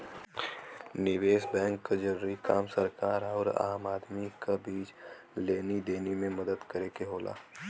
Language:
Bhojpuri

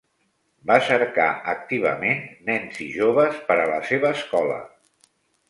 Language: Catalan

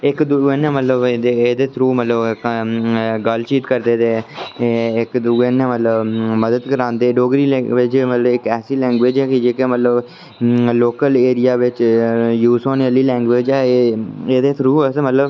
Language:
Dogri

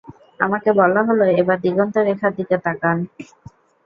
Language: Bangla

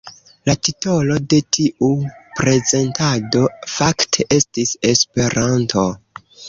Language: Esperanto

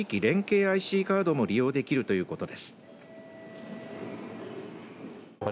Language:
Japanese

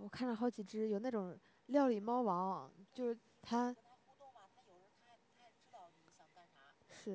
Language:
Chinese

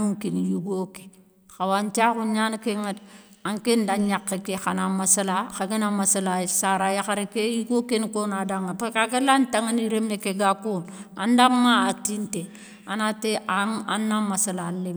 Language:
Soninke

